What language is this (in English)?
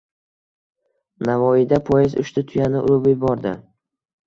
Uzbek